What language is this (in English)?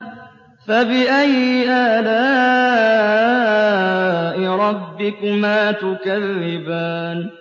Arabic